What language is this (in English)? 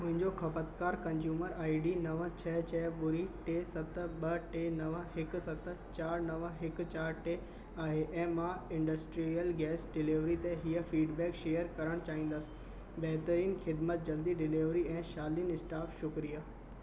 Sindhi